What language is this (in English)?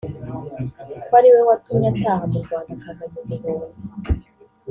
Kinyarwanda